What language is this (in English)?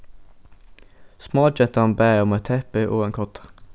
Faroese